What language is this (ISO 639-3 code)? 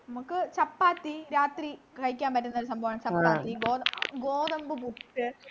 mal